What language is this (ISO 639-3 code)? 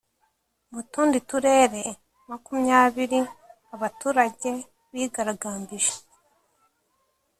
kin